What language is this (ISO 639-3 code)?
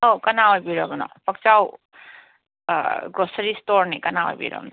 mni